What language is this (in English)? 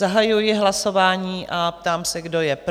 Czech